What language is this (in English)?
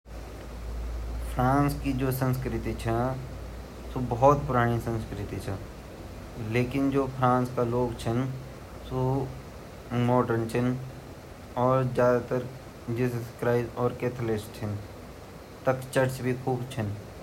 Garhwali